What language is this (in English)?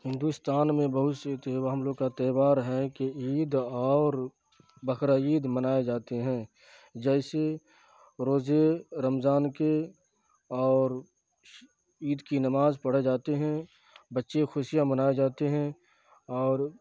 Urdu